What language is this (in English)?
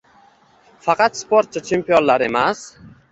Uzbek